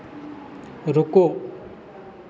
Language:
Hindi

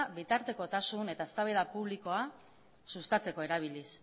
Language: Basque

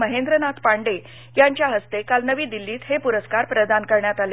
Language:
Marathi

